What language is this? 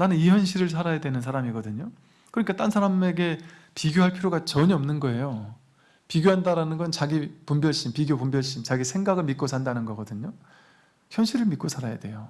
Korean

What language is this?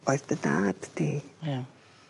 Welsh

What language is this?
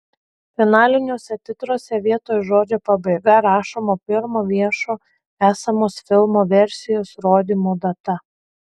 Lithuanian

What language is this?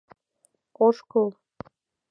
Mari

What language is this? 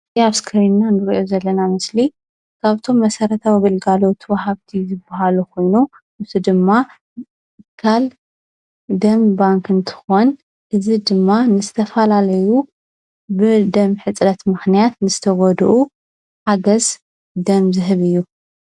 Tigrinya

